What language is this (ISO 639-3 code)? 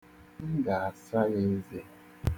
ibo